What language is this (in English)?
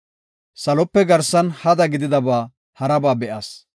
Gofa